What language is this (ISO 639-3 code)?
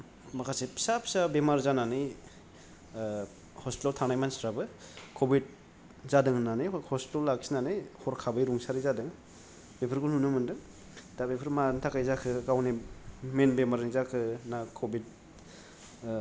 brx